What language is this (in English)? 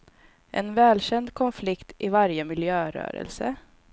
Swedish